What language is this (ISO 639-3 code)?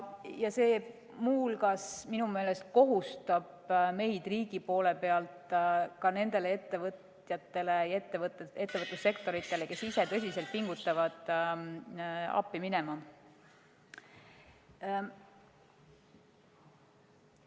est